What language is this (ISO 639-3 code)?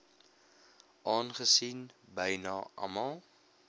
afr